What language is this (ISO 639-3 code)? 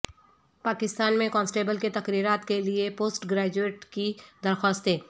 urd